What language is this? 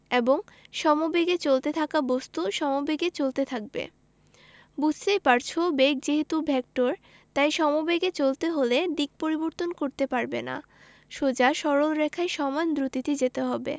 Bangla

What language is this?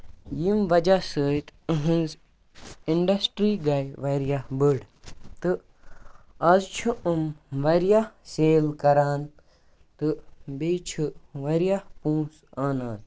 Kashmiri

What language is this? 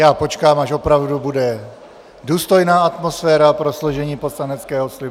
Czech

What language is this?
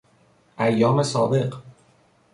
Persian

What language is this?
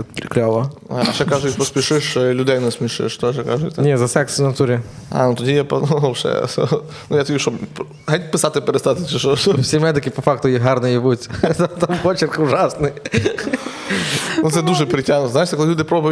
Ukrainian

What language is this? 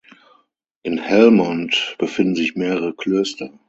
German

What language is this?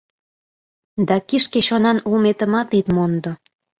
Mari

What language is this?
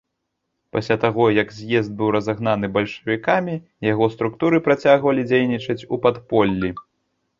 Belarusian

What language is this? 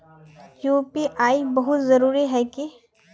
Magahi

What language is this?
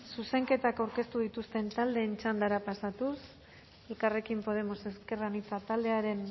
Basque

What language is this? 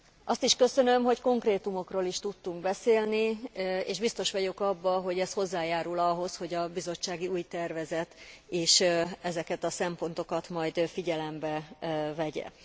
Hungarian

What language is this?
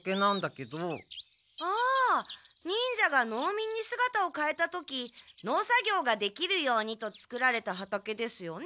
Japanese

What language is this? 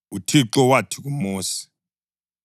North Ndebele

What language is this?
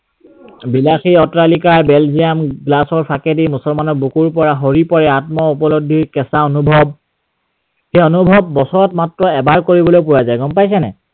Assamese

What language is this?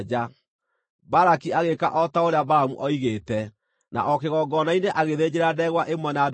Kikuyu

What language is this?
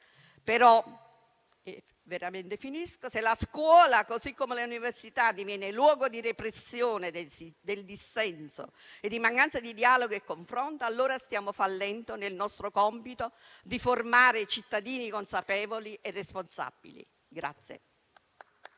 Italian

